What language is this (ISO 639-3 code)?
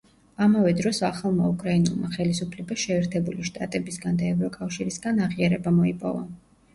kat